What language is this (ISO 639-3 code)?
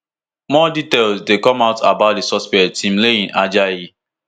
pcm